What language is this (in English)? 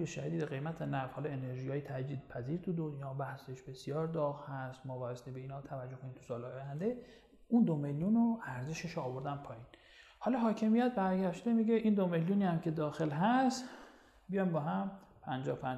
Persian